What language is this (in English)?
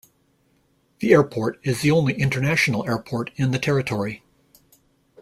English